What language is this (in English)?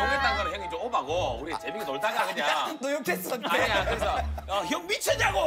Korean